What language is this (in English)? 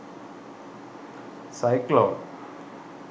Sinhala